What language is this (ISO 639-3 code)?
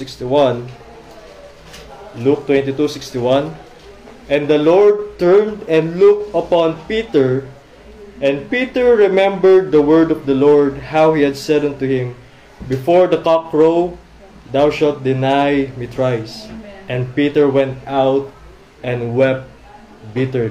fil